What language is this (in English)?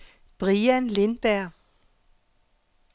Danish